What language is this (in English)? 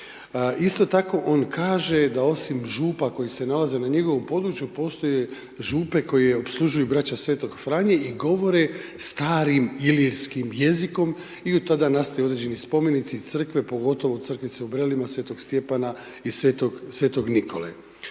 Croatian